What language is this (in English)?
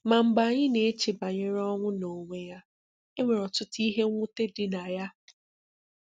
Igbo